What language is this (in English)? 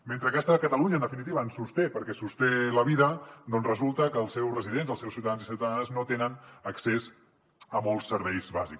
Catalan